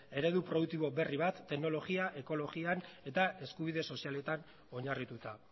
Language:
Basque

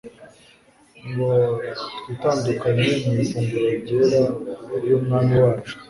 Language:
Kinyarwanda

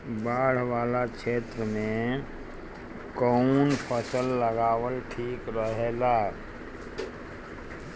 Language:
Bhojpuri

